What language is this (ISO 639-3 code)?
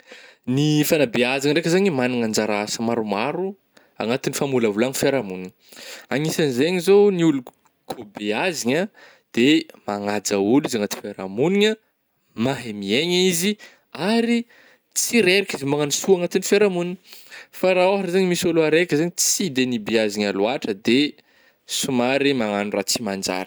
bmm